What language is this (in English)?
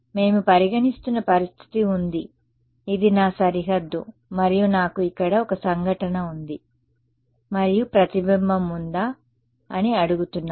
Telugu